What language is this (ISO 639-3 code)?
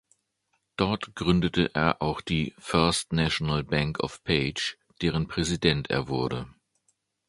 deu